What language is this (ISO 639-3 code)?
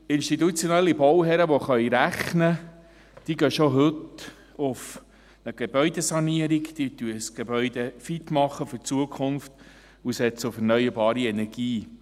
gsw